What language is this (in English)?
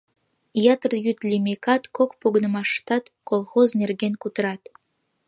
Mari